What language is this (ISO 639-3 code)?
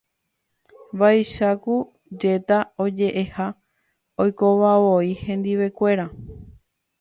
grn